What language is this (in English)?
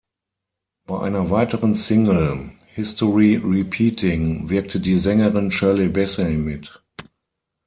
German